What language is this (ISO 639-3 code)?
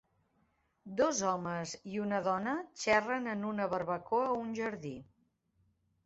cat